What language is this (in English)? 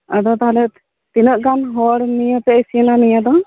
Santali